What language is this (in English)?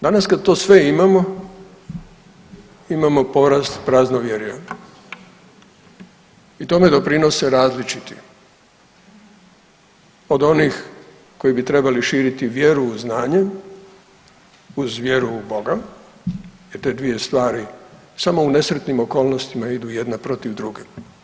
Croatian